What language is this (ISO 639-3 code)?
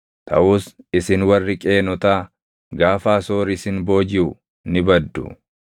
orm